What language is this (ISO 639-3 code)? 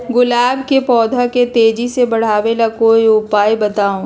mag